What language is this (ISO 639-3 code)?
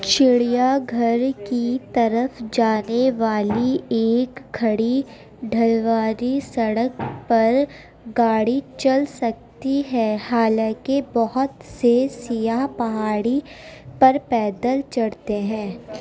urd